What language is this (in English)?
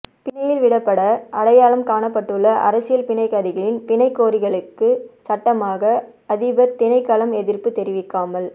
Tamil